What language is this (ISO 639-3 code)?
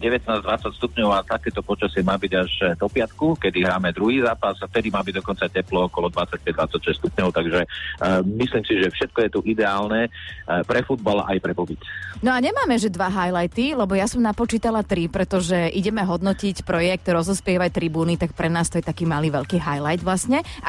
slk